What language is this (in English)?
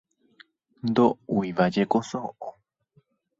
Guarani